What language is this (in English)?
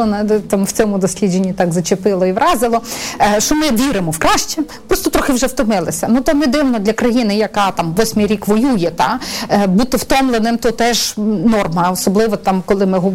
Ukrainian